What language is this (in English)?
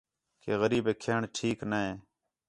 Khetrani